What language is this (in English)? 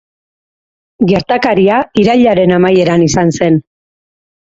Basque